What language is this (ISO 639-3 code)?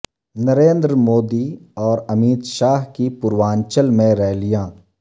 urd